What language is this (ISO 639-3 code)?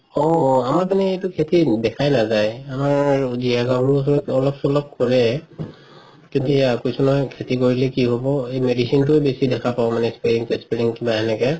asm